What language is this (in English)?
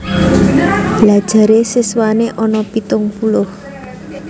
Javanese